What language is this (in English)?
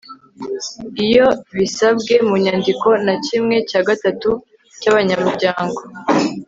Kinyarwanda